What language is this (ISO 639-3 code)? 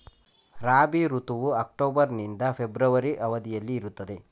kan